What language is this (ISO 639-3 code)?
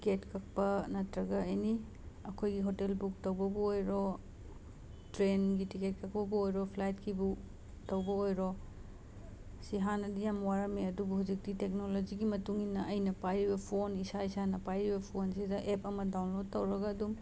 mni